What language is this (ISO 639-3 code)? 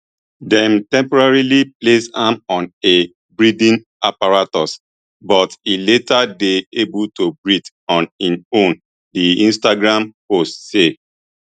pcm